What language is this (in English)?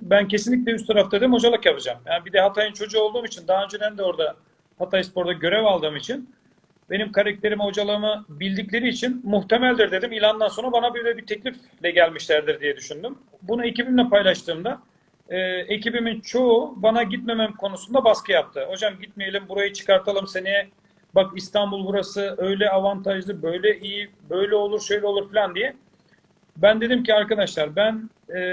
Turkish